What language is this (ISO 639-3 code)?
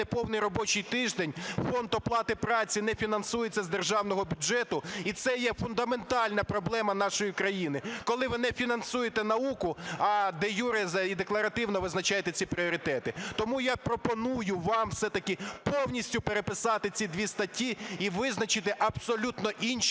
ukr